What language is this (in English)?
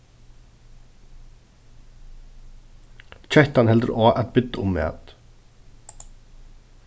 Faroese